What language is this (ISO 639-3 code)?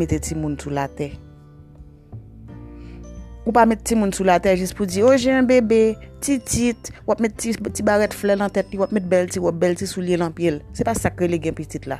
fil